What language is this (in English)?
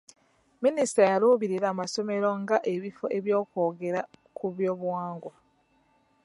Ganda